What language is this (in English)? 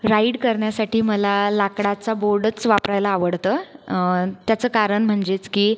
Marathi